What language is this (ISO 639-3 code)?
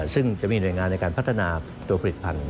tha